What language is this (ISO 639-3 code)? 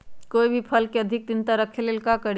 mag